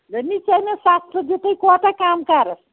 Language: Kashmiri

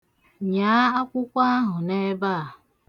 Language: Igbo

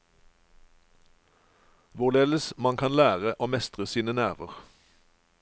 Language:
Norwegian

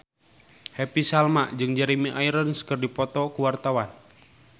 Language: Sundanese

